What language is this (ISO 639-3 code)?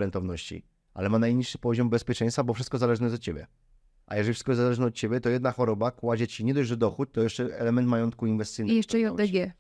pol